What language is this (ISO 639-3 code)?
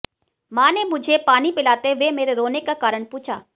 hin